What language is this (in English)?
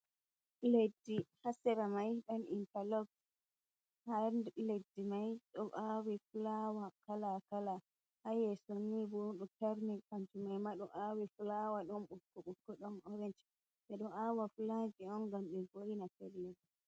Fula